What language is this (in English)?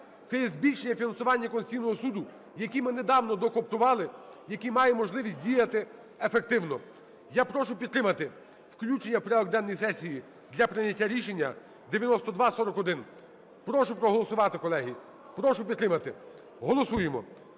Ukrainian